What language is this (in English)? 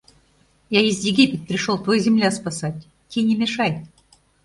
Mari